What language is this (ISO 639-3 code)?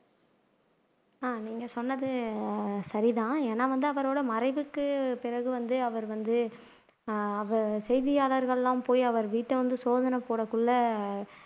tam